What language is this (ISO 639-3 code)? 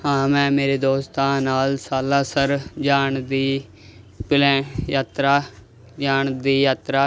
pan